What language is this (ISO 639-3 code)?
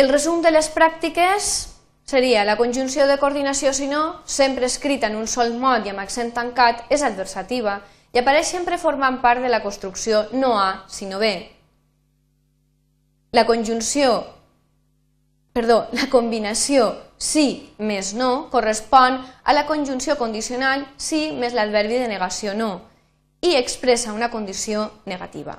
spa